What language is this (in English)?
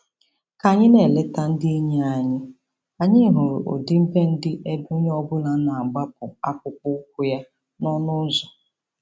Igbo